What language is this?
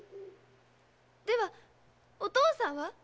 Japanese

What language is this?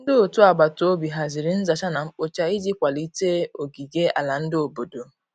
Igbo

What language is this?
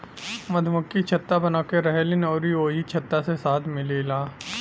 Bhojpuri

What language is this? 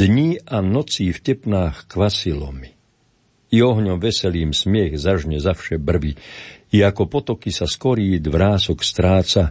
Slovak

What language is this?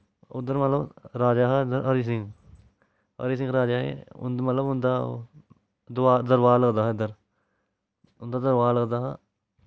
Dogri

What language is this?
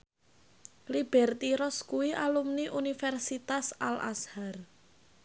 Javanese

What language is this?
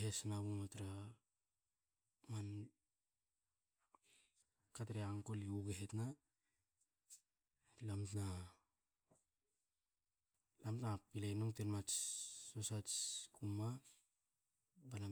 Hakö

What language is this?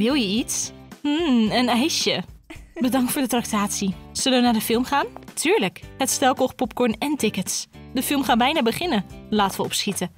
Dutch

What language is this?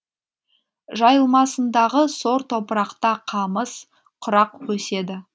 Kazakh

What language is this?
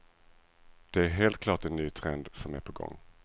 Swedish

